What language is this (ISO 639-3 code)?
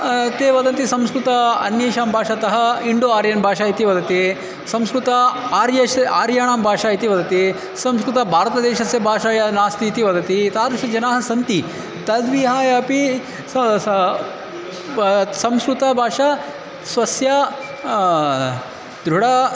san